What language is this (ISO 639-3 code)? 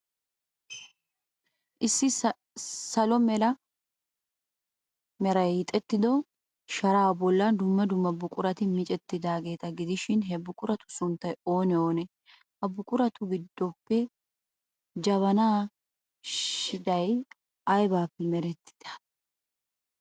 wal